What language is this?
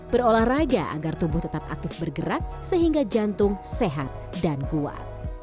Indonesian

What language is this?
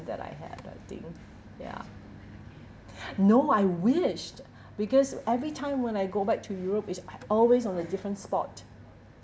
English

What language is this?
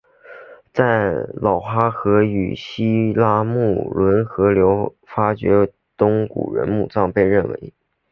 Chinese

